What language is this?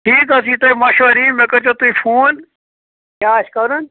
Kashmiri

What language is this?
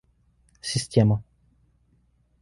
Russian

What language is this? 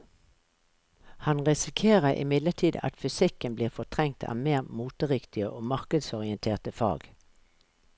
Norwegian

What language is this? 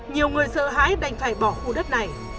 Vietnamese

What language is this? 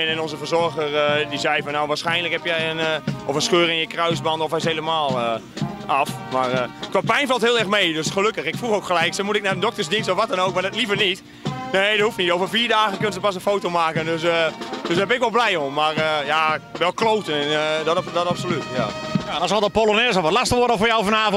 Dutch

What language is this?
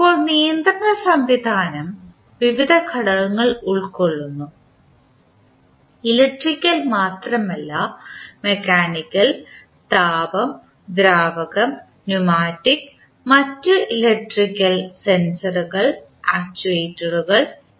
Malayalam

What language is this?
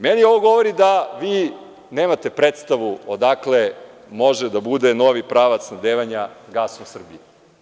Serbian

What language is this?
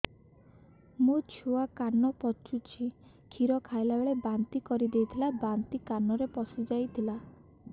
Odia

